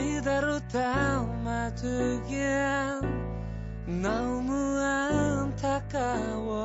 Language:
Korean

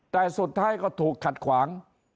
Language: Thai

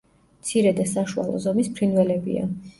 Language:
Georgian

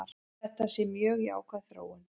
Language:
Icelandic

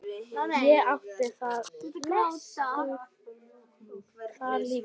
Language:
Icelandic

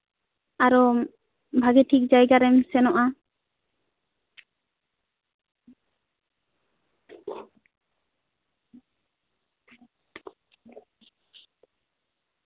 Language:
Santali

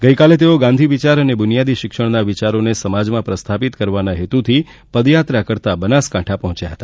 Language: Gujarati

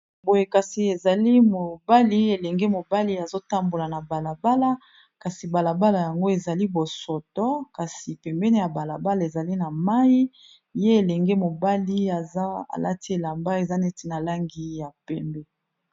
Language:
Lingala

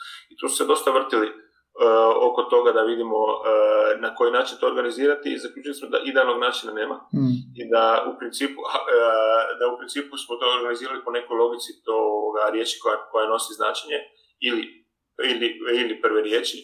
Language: Croatian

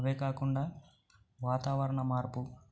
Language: Telugu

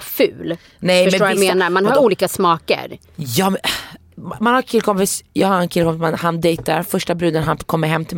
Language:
Swedish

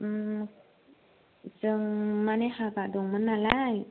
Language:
Bodo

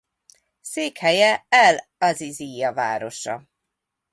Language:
Hungarian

